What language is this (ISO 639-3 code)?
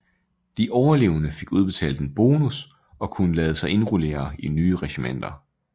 dan